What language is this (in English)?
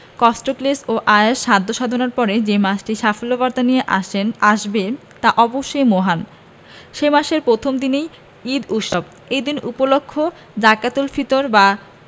Bangla